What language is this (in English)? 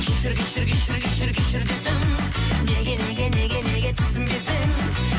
Kazakh